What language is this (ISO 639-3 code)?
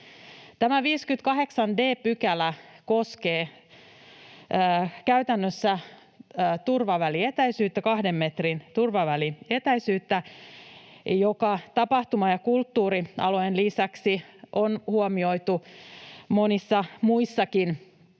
fin